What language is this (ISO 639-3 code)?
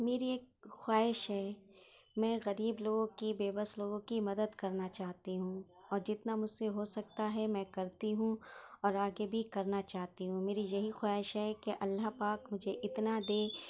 urd